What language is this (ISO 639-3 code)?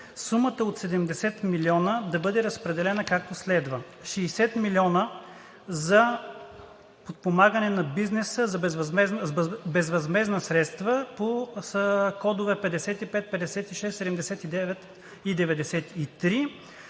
bul